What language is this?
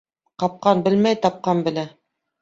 Bashkir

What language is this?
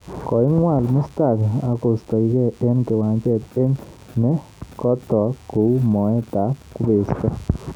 Kalenjin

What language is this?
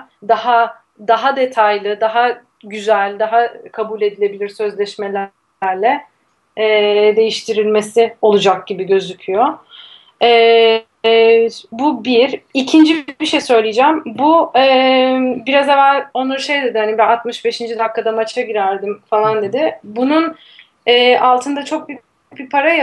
Turkish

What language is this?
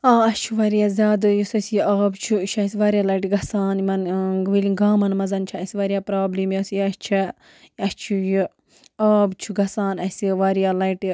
Kashmiri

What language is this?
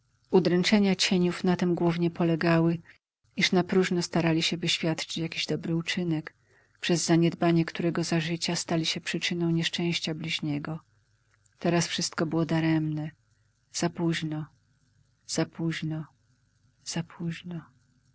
Polish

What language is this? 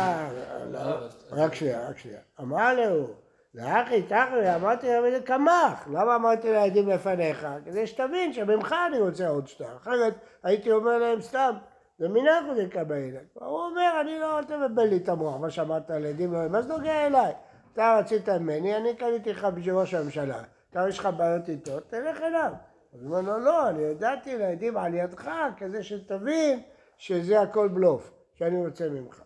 Hebrew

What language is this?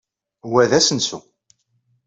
Kabyle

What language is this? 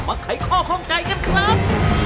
Thai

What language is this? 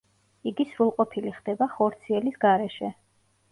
Georgian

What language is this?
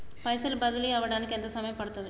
Telugu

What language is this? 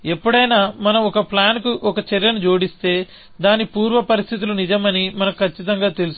Telugu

